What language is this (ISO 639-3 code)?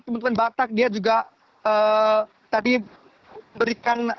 ind